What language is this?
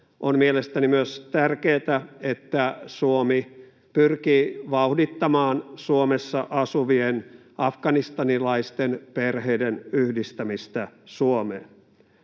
Finnish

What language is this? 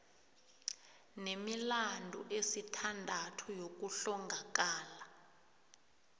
South Ndebele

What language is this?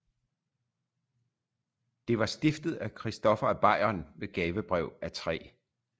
Danish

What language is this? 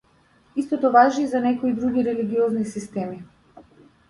Macedonian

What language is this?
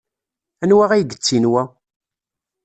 Kabyle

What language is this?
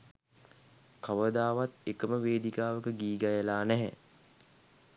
Sinhala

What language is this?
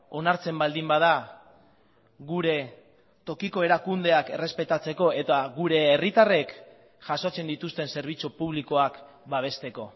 Basque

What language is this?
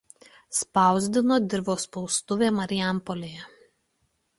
Lithuanian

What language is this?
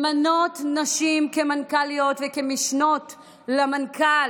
Hebrew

